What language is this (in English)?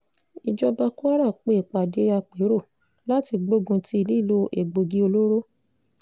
Yoruba